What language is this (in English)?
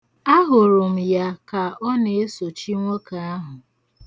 Igbo